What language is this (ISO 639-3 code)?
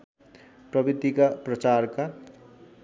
nep